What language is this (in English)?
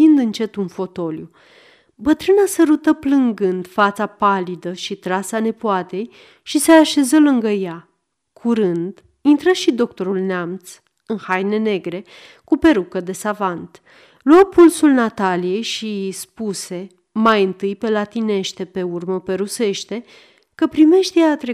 Romanian